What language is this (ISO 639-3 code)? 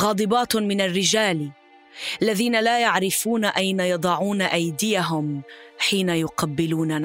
ara